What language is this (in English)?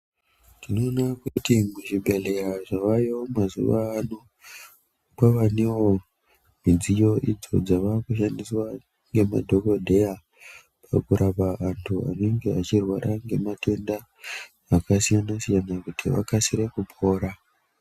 Ndau